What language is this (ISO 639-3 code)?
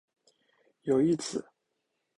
zho